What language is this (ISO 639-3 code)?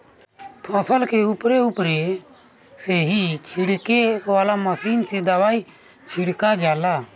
bho